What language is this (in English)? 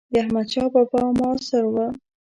Pashto